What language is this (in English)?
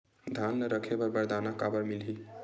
Chhattisgarhi